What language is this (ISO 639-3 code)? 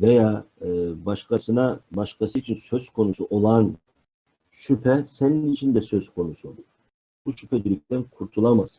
tur